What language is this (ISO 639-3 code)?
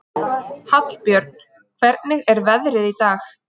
isl